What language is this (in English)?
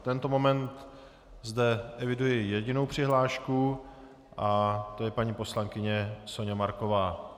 Czech